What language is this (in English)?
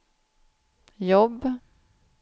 Swedish